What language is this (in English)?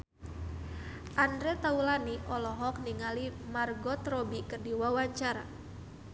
Sundanese